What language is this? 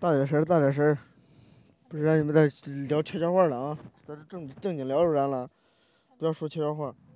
Chinese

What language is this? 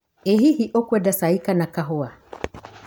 Kikuyu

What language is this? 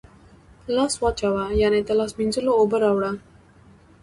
Pashto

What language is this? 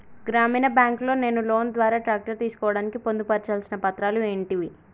Telugu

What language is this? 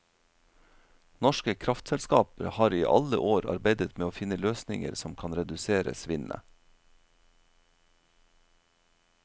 Norwegian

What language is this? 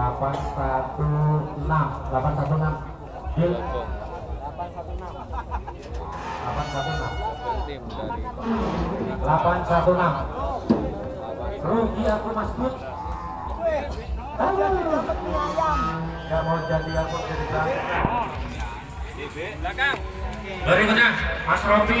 Indonesian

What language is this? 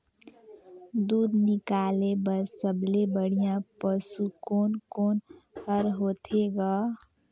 Chhattisgarhi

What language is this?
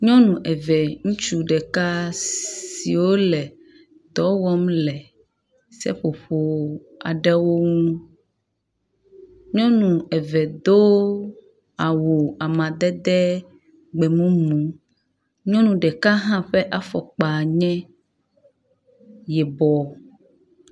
Ewe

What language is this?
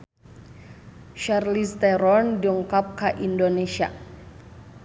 Sundanese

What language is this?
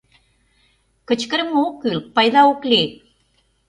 Mari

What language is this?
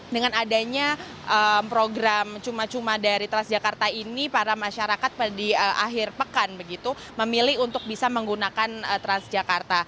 Indonesian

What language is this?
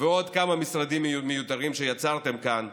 Hebrew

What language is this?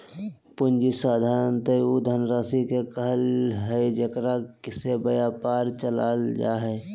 Magahi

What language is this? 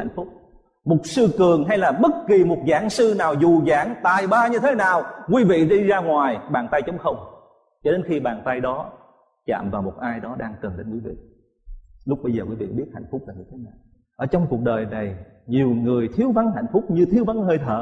Vietnamese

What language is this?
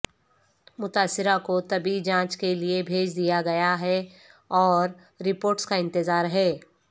Urdu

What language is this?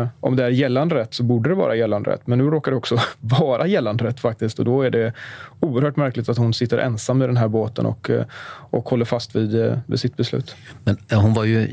Swedish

